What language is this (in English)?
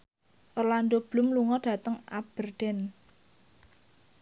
Javanese